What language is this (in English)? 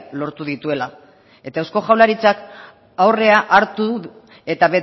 Basque